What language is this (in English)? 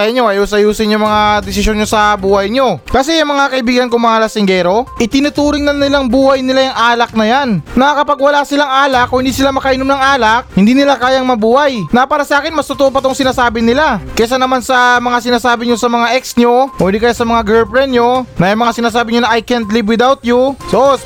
Filipino